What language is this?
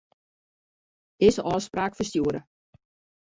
Western Frisian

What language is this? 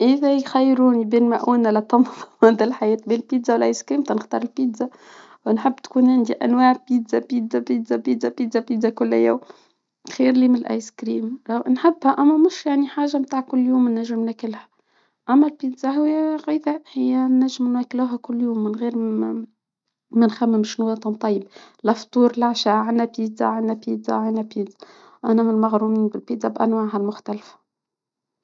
Tunisian Arabic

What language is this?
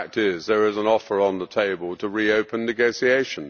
English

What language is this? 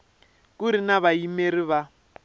Tsonga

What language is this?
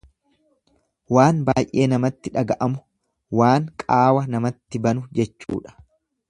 Oromo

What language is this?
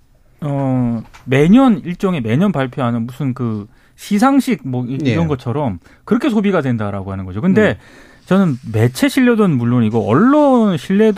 Korean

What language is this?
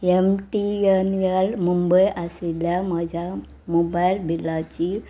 Konkani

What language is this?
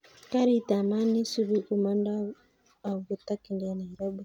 Kalenjin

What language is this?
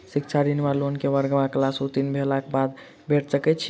Maithili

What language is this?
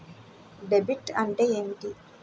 Telugu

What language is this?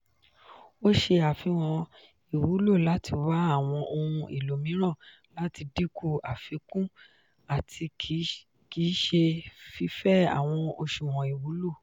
Yoruba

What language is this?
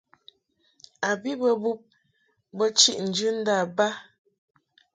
Mungaka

